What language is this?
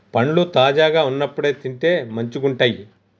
Telugu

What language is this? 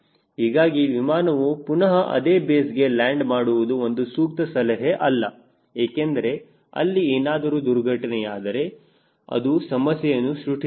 Kannada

